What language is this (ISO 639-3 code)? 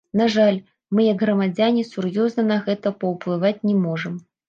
bel